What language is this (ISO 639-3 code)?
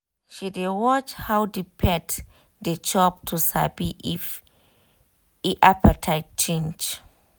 pcm